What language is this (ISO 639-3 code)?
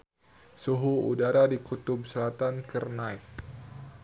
sun